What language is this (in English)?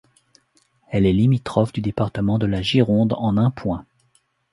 French